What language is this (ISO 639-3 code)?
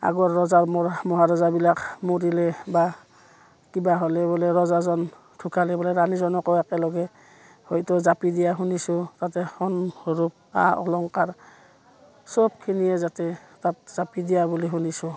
asm